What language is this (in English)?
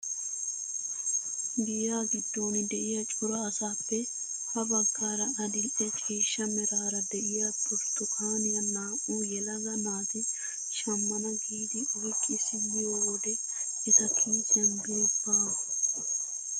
Wolaytta